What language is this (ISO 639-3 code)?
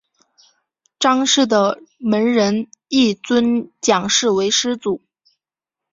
zho